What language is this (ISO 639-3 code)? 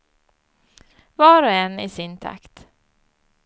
swe